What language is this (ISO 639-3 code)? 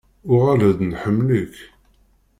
kab